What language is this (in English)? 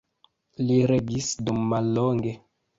Esperanto